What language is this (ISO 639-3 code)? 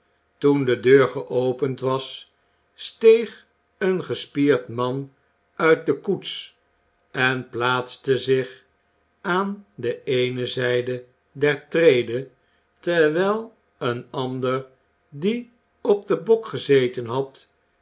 nld